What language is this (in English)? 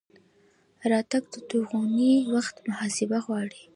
Pashto